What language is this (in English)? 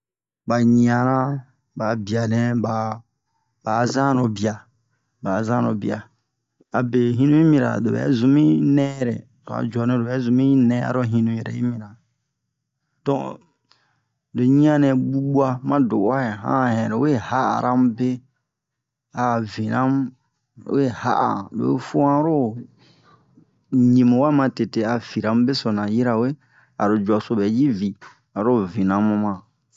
Bomu